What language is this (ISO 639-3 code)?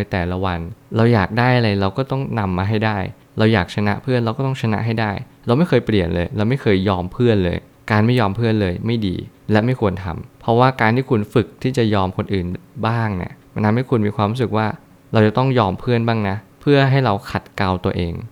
tha